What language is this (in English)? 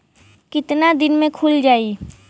Bhojpuri